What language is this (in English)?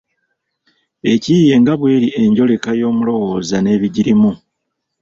Ganda